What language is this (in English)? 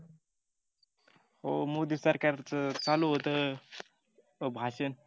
Marathi